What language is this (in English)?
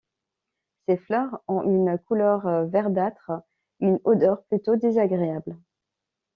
French